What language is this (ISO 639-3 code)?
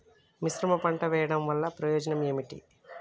tel